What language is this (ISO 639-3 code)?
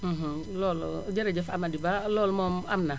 wol